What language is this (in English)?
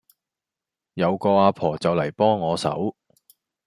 Cantonese